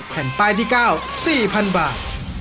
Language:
Thai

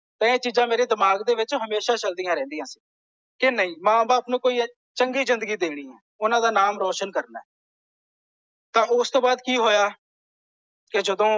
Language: Punjabi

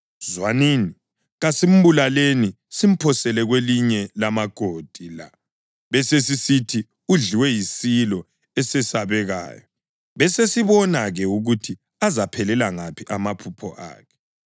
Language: North Ndebele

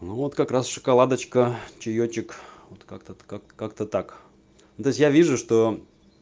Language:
Russian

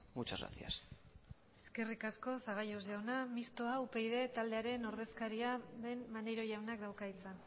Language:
Basque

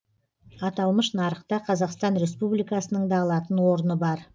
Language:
Kazakh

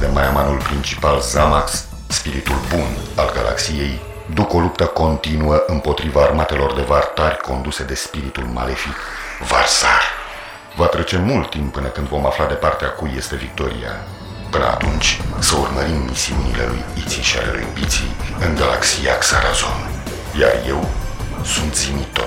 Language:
Romanian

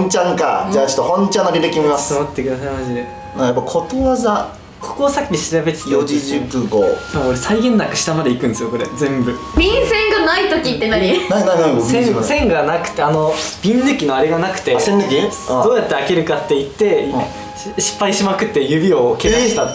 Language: Japanese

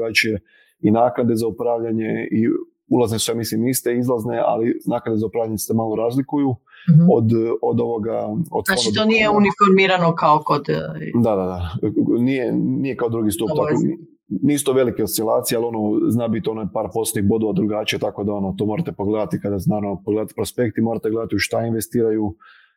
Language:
Croatian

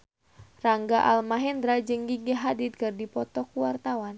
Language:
Sundanese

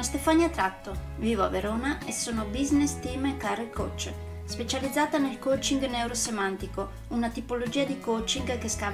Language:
Italian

